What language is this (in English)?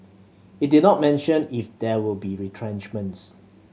English